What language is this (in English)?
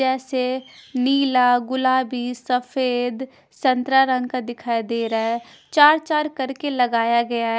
Hindi